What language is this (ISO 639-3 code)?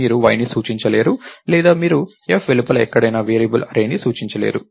tel